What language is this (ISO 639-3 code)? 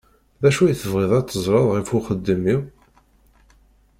kab